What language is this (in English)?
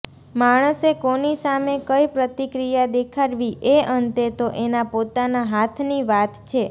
Gujarati